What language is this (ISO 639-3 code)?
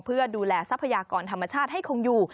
tha